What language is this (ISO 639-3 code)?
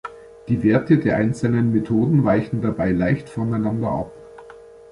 deu